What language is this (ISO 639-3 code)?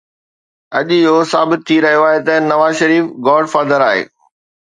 snd